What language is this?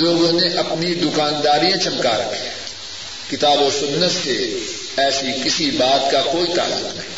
Urdu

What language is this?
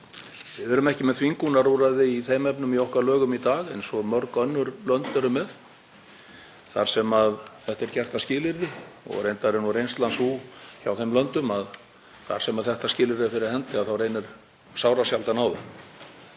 Icelandic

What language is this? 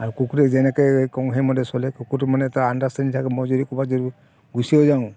Assamese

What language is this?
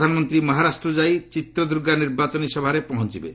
Odia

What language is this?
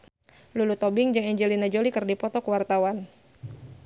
Sundanese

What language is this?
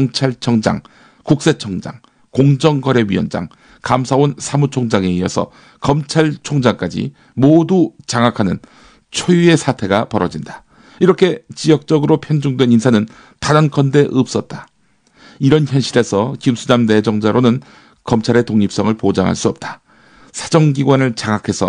Korean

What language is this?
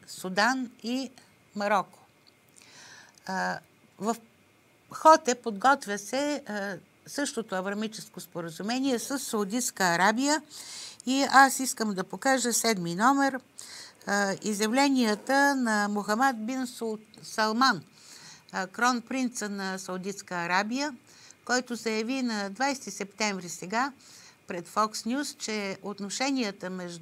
Bulgarian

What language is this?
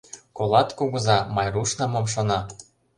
Mari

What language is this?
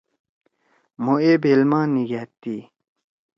Torwali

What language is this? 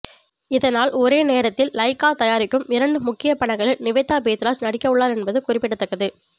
Tamil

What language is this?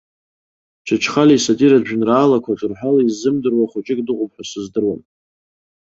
Abkhazian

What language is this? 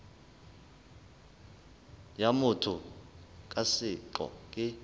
Southern Sotho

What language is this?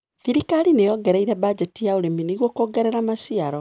Kikuyu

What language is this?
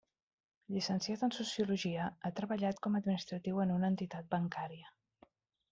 Catalan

